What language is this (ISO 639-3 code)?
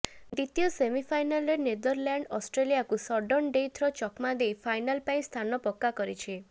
ori